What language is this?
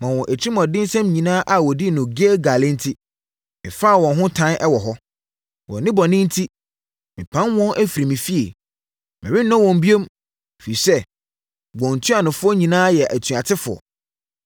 Akan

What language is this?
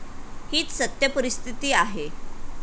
Marathi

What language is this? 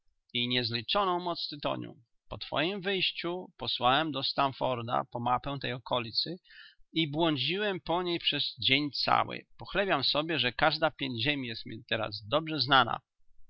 Polish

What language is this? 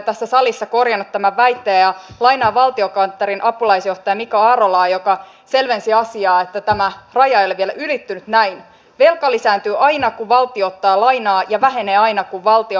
Finnish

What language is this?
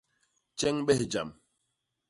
Basaa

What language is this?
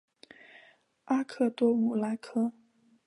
Chinese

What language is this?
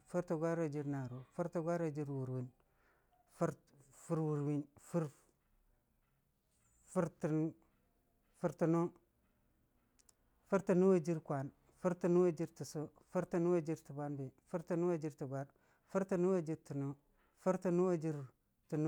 Dijim-Bwilim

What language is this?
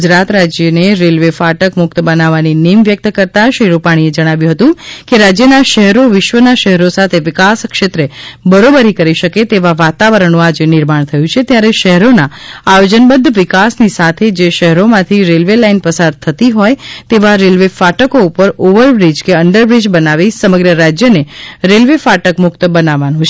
Gujarati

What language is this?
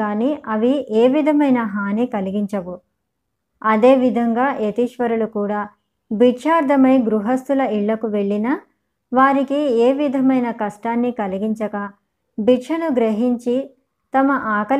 Telugu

